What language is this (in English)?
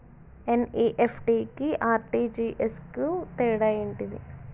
Telugu